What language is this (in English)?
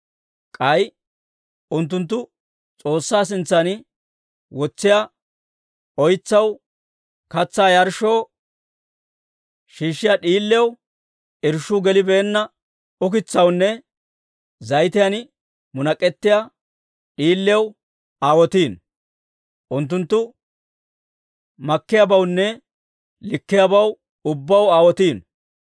Dawro